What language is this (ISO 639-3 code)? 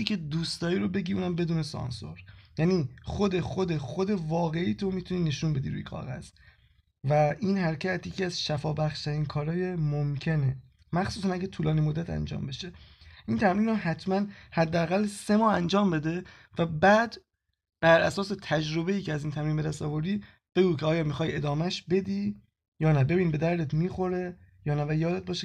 fas